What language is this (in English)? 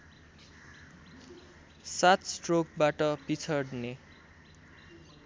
Nepali